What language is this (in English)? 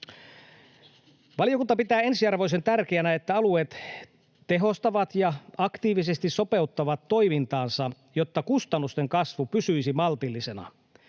Finnish